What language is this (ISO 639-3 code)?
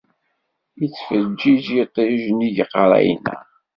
kab